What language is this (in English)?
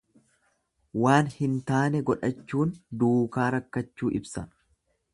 Oromo